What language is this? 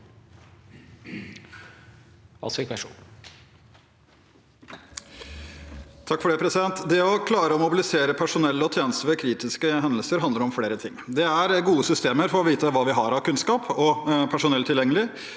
Norwegian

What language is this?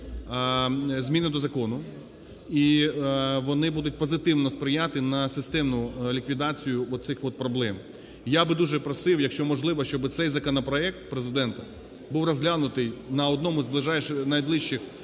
Ukrainian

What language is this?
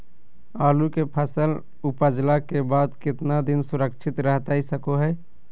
Magahi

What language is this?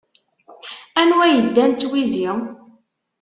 Kabyle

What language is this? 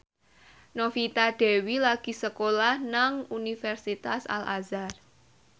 Javanese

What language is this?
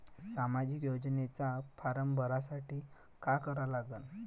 Marathi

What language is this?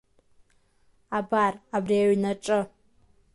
Abkhazian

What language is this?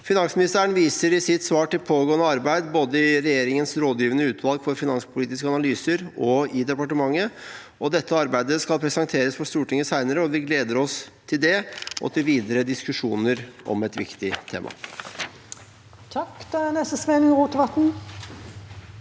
Norwegian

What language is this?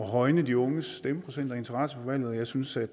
Danish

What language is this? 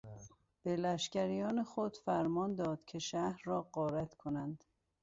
Persian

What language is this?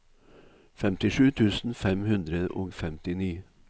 Norwegian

